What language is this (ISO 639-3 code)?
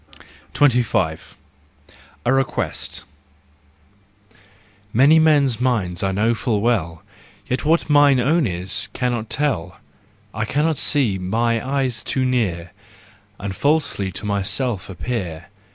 eng